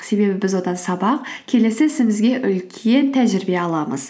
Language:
Kazakh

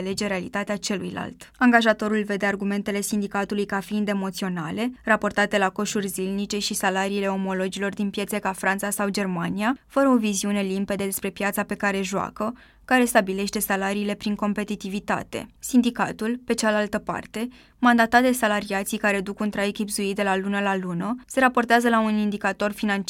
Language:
Romanian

